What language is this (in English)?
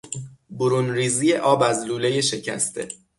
Persian